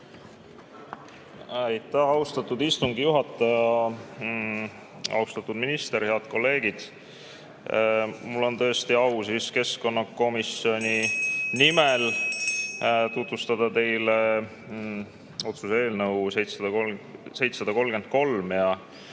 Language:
Estonian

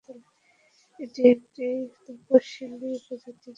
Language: Bangla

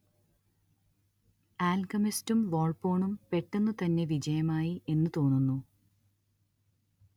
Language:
Malayalam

